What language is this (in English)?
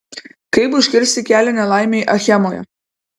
Lithuanian